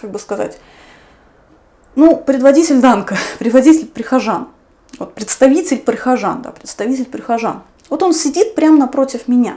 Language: Russian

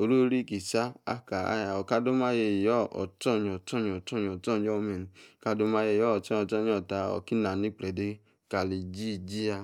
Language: Yace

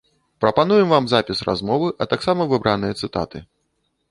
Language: Belarusian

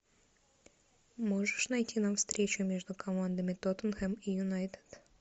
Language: Russian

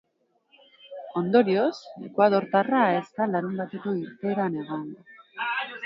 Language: Basque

